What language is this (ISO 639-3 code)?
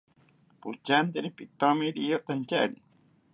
cpy